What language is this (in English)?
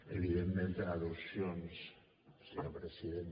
Catalan